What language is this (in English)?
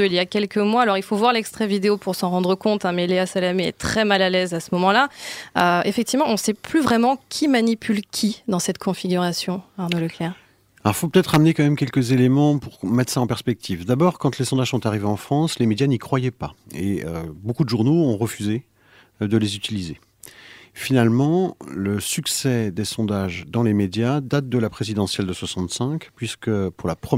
French